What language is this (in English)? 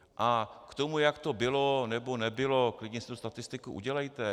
Czech